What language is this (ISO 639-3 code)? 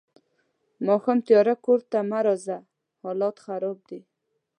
pus